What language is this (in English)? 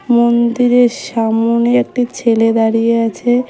Bangla